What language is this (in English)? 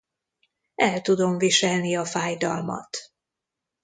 Hungarian